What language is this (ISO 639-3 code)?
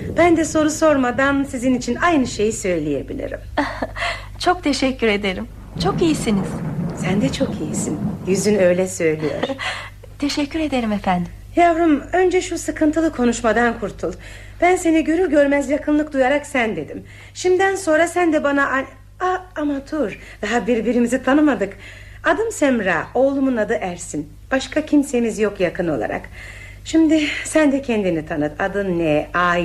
tur